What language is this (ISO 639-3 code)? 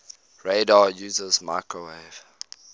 eng